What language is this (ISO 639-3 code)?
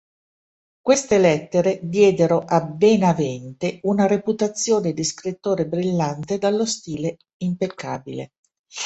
ita